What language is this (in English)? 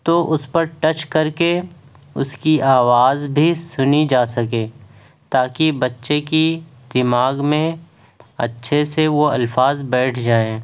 Urdu